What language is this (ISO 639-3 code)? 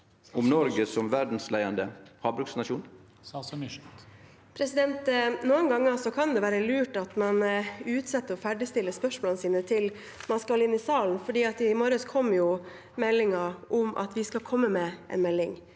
nor